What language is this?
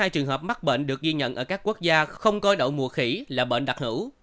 Vietnamese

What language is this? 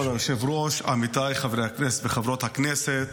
Hebrew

